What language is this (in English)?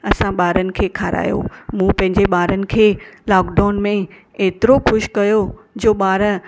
Sindhi